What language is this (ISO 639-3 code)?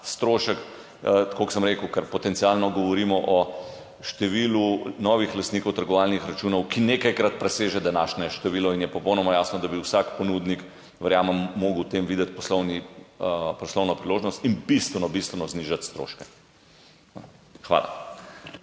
slv